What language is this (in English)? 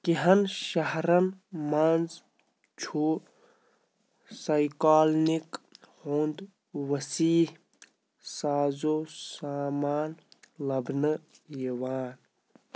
Kashmiri